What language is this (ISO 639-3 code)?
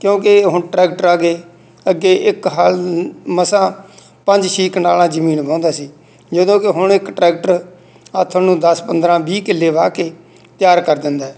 pan